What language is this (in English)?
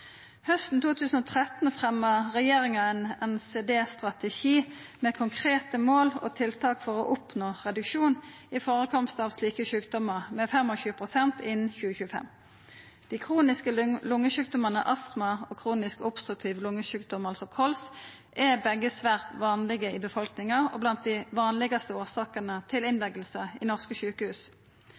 Norwegian Nynorsk